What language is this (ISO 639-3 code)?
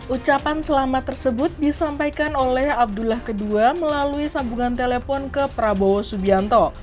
ind